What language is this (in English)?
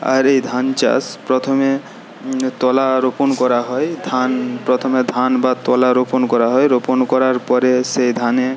Bangla